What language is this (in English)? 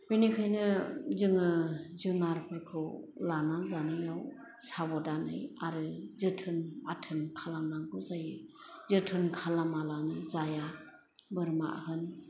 Bodo